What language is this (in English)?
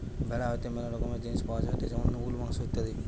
Bangla